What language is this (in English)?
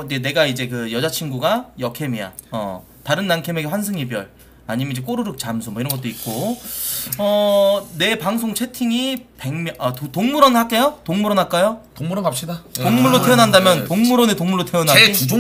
Korean